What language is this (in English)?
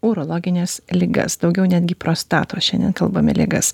Lithuanian